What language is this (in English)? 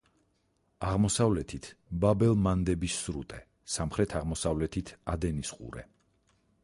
Georgian